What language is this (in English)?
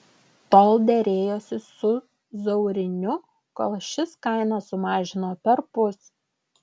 Lithuanian